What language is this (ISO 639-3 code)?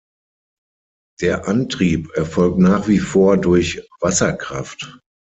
deu